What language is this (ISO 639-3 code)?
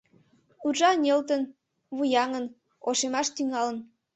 chm